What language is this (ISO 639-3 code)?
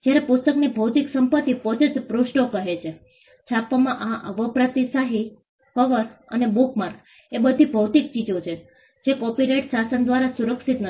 guj